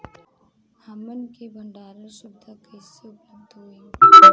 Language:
Bhojpuri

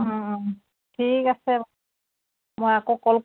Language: Assamese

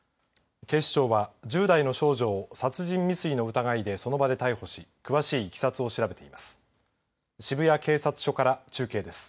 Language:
Japanese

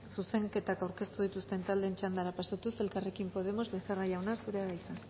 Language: Basque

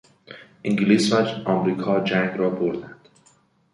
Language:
Persian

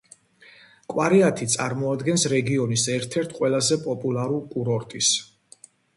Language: Georgian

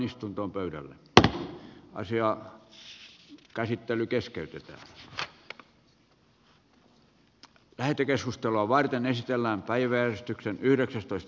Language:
Finnish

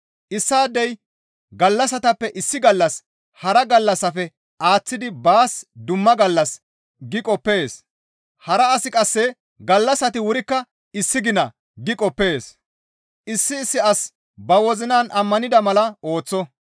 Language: Gamo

